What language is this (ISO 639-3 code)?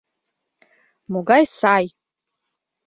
chm